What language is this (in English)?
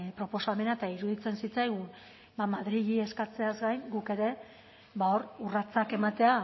Basque